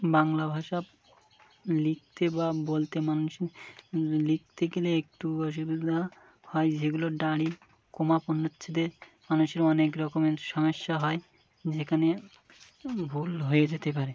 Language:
Bangla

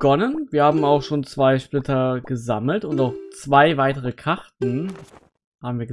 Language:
German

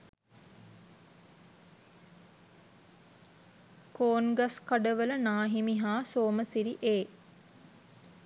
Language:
Sinhala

